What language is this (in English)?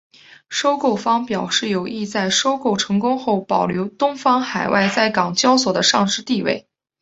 Chinese